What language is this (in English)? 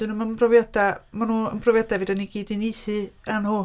Welsh